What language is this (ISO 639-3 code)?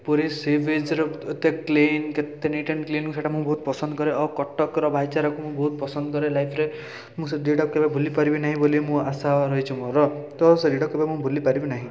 ori